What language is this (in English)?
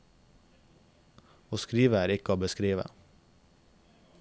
Norwegian